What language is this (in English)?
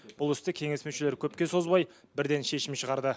Kazakh